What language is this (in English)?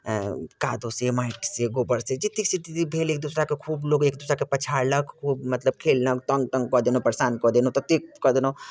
Maithili